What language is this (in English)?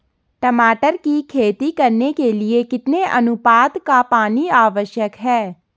Hindi